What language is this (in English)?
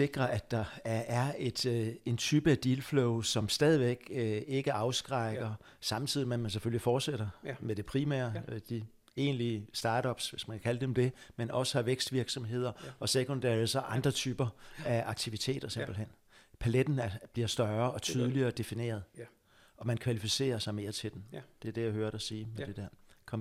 Danish